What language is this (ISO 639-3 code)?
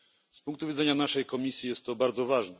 pol